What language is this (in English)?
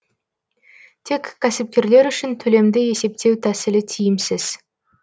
Kazakh